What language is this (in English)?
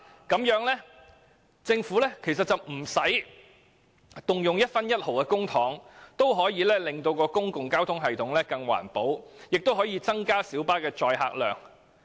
Cantonese